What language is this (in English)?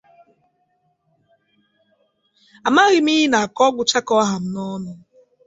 Igbo